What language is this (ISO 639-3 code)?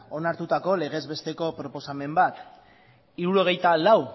eus